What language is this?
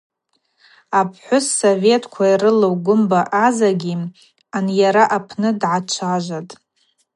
Abaza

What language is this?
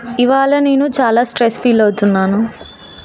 Telugu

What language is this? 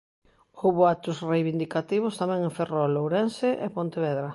Galician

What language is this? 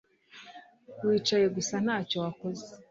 Kinyarwanda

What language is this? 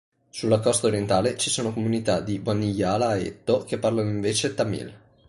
Italian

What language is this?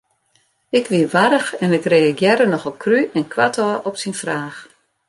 Western Frisian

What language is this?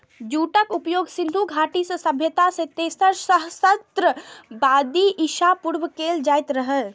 Maithili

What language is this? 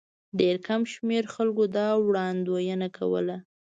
Pashto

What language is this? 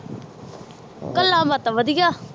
Punjabi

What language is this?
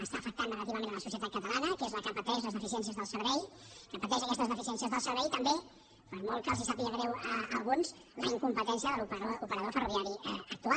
Catalan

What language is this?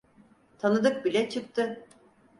Turkish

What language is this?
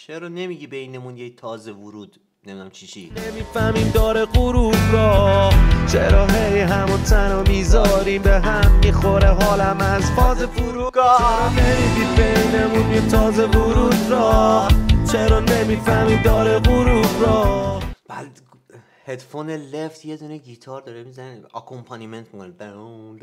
Persian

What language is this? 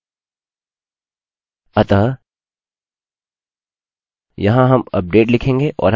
Hindi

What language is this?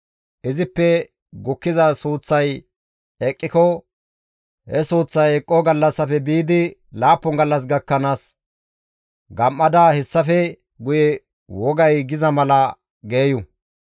Gamo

